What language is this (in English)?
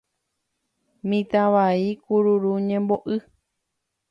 Guarani